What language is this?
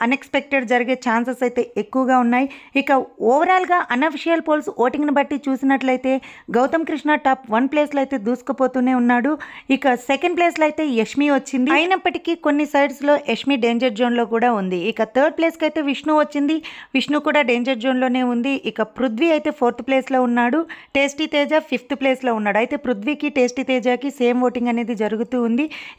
Telugu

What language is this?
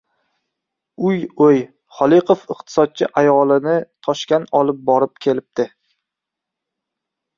Uzbek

